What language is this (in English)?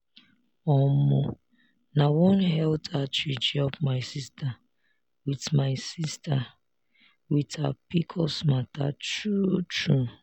Nigerian Pidgin